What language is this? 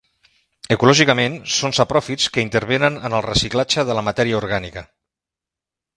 Catalan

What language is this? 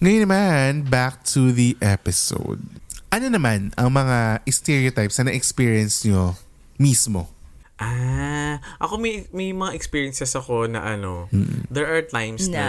Filipino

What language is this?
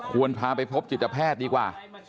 Thai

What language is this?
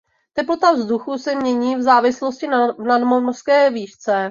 Czech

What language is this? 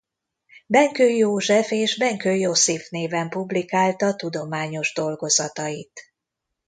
Hungarian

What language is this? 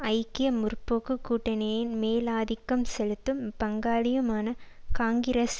Tamil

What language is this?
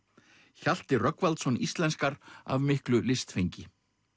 Icelandic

